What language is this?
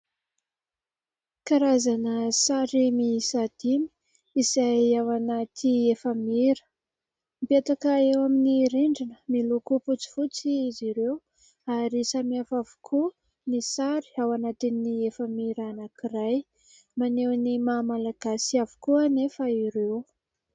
Malagasy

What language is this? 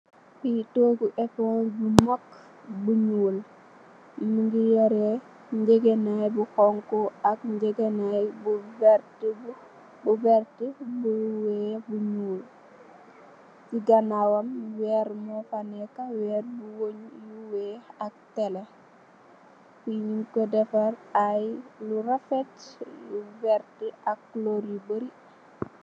Wolof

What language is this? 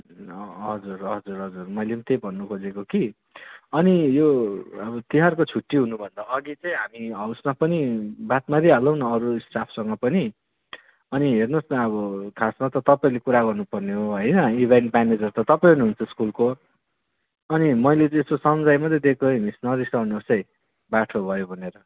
Nepali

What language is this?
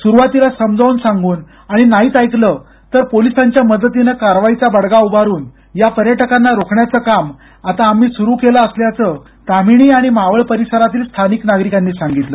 Marathi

